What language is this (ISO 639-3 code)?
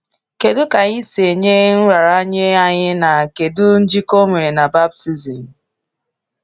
ibo